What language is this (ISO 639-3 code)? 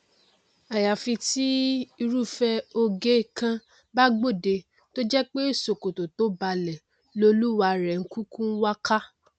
yor